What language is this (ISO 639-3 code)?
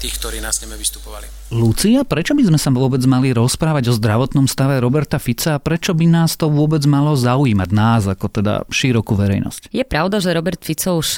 slk